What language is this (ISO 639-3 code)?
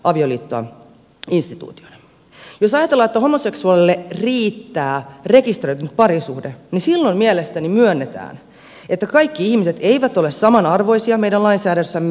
fin